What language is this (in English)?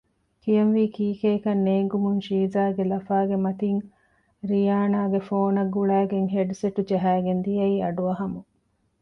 Divehi